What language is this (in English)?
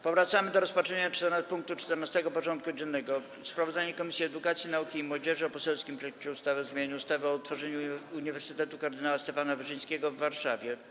Polish